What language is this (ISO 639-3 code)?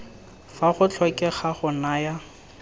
tsn